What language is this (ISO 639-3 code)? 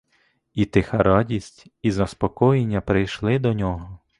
ukr